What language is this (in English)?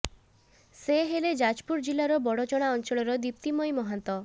Odia